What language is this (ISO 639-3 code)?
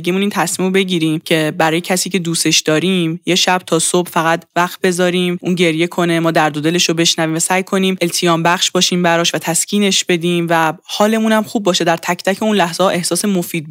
fas